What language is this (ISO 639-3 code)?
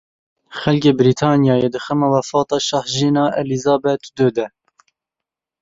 kur